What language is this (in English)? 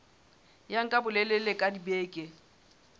Southern Sotho